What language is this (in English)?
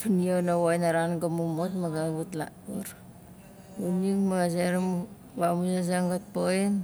Nalik